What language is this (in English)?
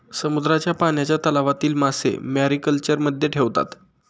Marathi